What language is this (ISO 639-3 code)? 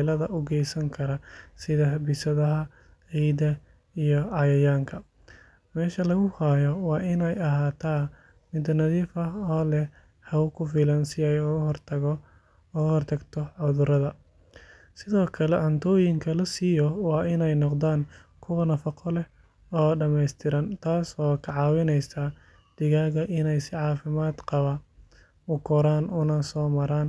som